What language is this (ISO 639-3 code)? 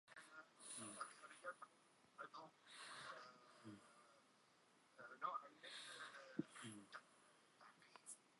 ckb